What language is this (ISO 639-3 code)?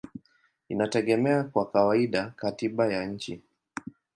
swa